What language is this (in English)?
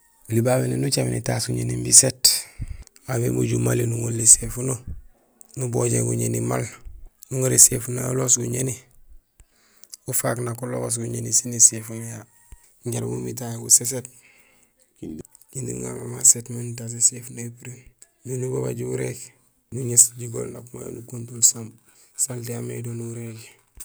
Gusilay